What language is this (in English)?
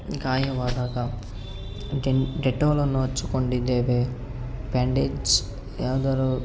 Kannada